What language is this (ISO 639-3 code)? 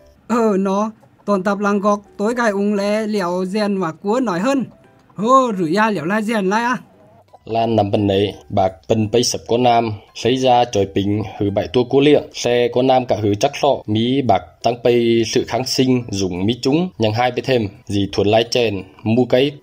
vie